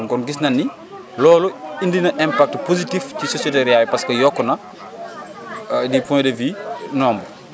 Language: Wolof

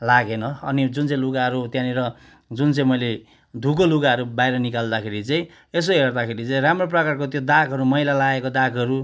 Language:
Nepali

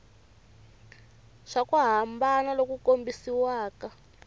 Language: Tsonga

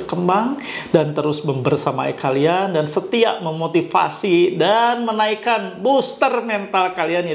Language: Indonesian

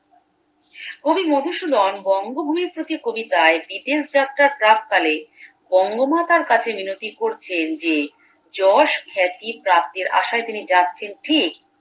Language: Bangla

